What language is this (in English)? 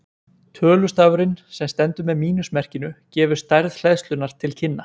Icelandic